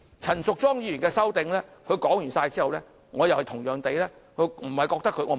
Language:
Cantonese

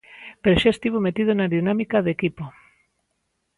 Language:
Galician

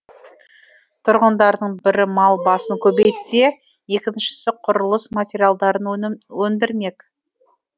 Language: Kazakh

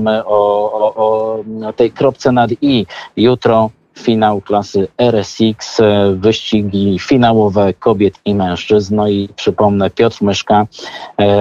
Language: Polish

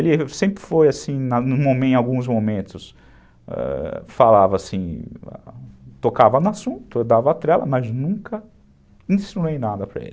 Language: Portuguese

